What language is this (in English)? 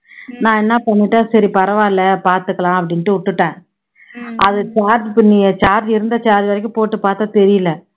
Tamil